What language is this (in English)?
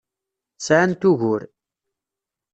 Kabyle